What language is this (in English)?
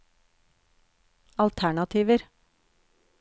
Norwegian